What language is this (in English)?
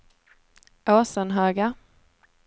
Swedish